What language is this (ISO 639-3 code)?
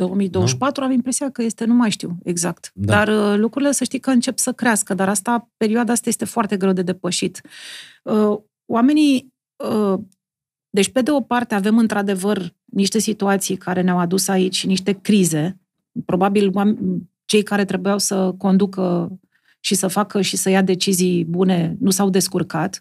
ron